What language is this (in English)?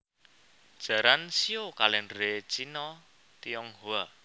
Javanese